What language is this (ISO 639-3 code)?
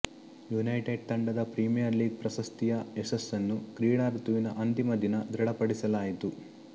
kan